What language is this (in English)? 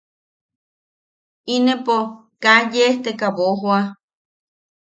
Yaqui